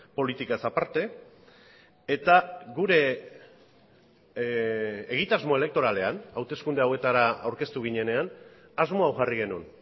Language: Basque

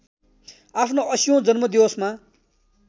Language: Nepali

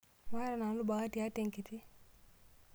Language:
Masai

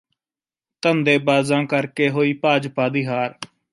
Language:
Punjabi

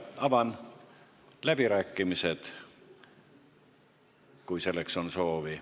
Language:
Estonian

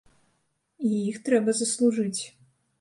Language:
Belarusian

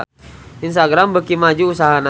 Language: Sundanese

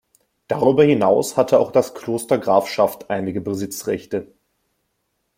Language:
German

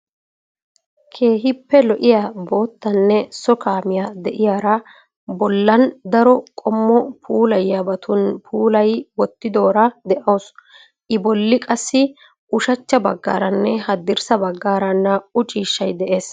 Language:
Wolaytta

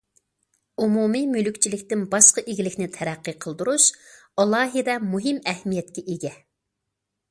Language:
Uyghur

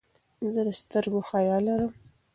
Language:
Pashto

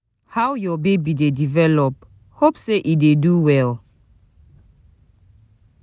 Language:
Nigerian Pidgin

